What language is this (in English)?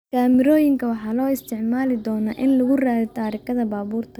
Somali